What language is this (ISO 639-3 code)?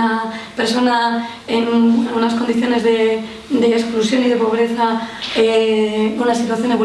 spa